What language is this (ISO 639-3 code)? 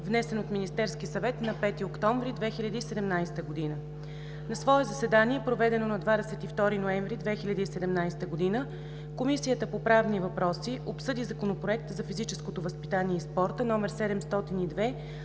bul